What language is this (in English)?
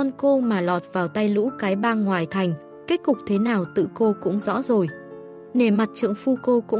Vietnamese